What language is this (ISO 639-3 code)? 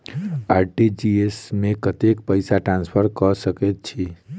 mai